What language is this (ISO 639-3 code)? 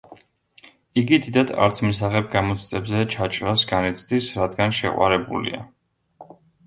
kat